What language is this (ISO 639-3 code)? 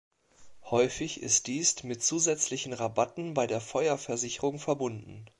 deu